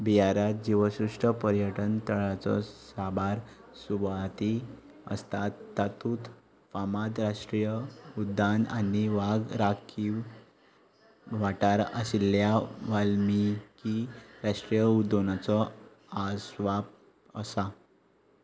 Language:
Konkani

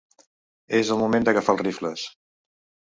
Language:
Catalan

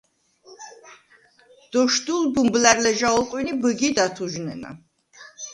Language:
Svan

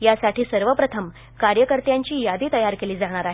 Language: Marathi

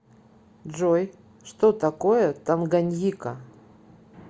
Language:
Russian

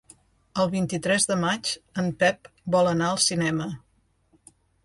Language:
Catalan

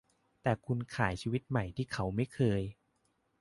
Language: Thai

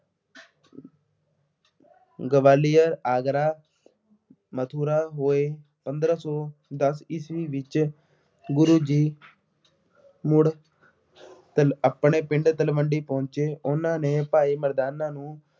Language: Punjabi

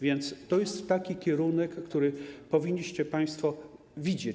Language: Polish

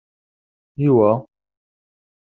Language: Kabyle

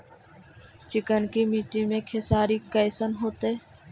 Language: Magahi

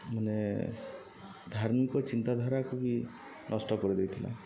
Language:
Odia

